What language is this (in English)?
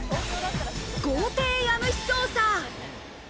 Japanese